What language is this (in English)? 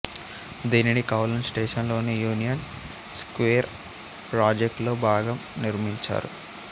Telugu